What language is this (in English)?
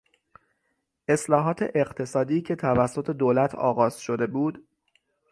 Persian